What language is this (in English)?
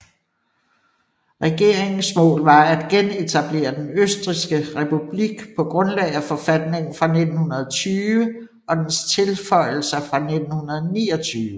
Danish